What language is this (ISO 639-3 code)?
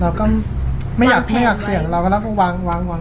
tha